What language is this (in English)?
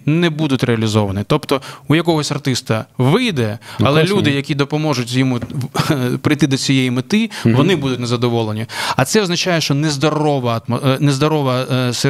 Ukrainian